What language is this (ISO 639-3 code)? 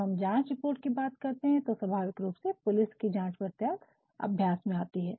hin